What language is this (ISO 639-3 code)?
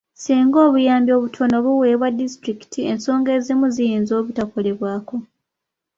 lug